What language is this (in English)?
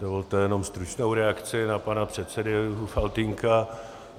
Czech